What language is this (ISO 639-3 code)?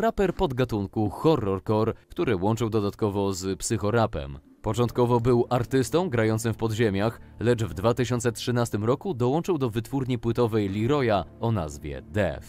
pol